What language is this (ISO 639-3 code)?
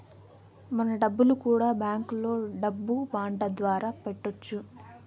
tel